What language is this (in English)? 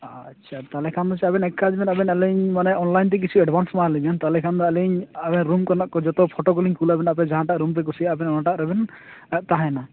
Santali